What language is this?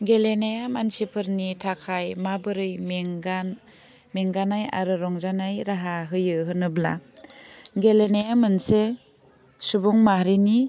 Bodo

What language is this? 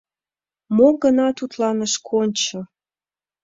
Mari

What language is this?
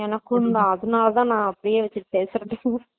Tamil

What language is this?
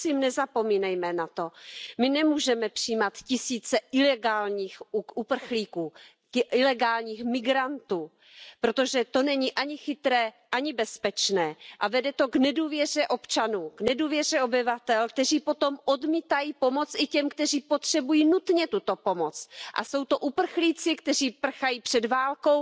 Czech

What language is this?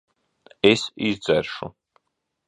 Latvian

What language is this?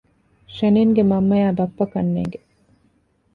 Divehi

